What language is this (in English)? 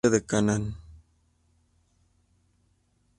Spanish